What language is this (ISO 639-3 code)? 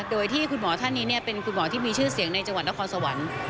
tha